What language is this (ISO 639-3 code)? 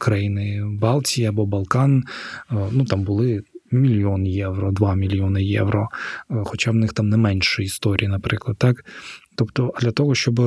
ukr